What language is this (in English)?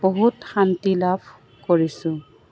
Assamese